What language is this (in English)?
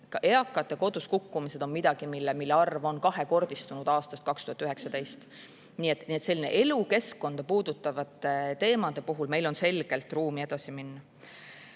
Estonian